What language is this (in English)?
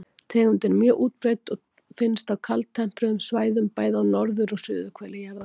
Icelandic